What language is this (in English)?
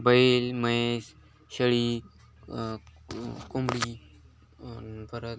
Marathi